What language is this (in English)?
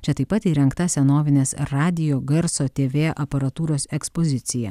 Lithuanian